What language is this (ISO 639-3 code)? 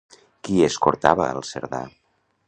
cat